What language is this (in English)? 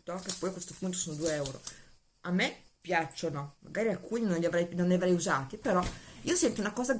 Italian